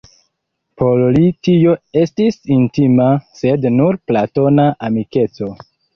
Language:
Esperanto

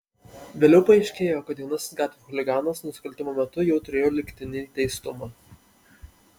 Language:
Lithuanian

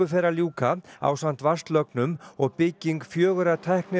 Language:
Icelandic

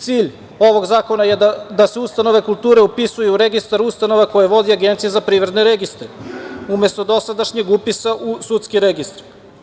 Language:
Serbian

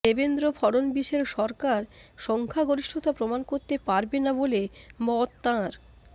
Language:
Bangla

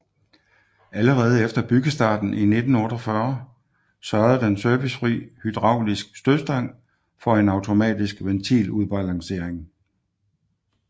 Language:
Danish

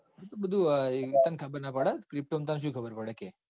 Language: Gujarati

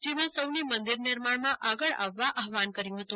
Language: Gujarati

